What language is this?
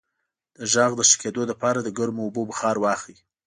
Pashto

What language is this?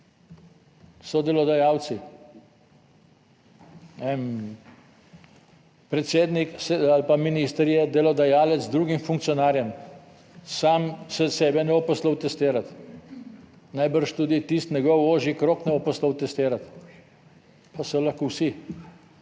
Slovenian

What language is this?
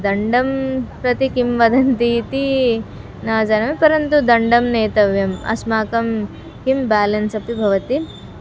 Sanskrit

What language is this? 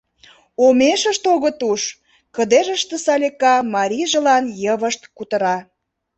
Mari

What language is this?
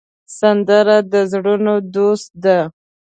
Pashto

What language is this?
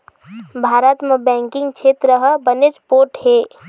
Chhattisgarhi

